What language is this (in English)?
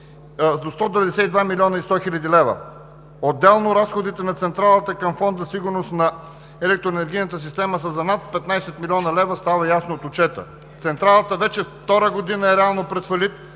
Bulgarian